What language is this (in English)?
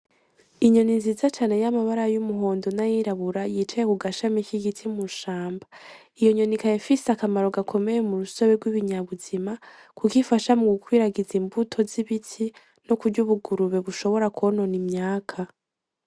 Rundi